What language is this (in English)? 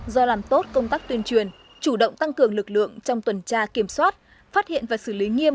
Vietnamese